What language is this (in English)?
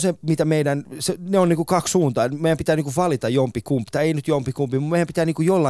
Finnish